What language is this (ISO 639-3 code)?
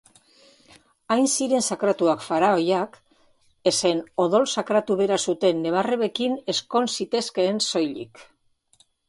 eus